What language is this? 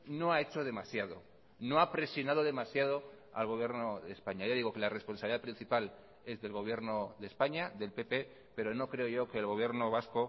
Spanish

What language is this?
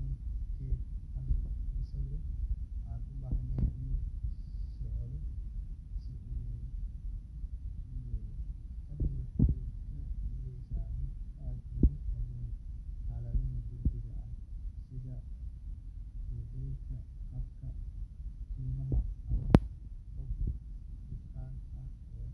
Somali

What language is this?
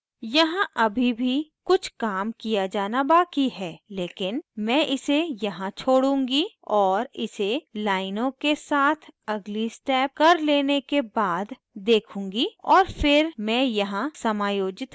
Hindi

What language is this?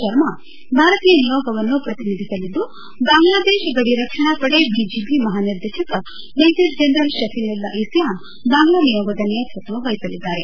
Kannada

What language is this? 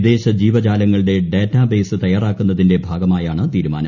Malayalam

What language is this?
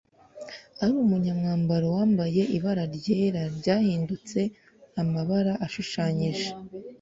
Kinyarwanda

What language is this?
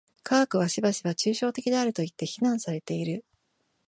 Japanese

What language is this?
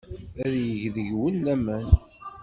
Kabyle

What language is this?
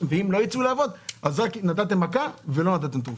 Hebrew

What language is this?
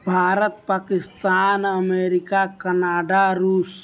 Maithili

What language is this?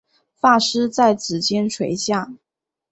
Chinese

